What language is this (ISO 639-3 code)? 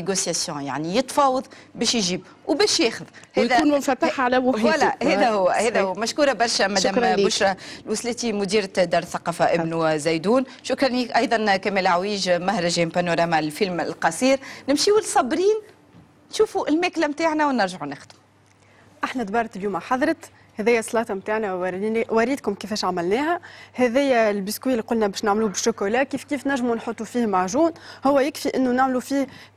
ara